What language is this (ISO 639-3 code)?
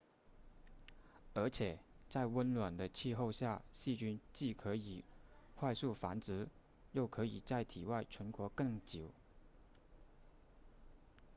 zho